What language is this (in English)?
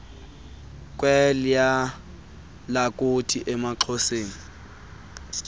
Xhosa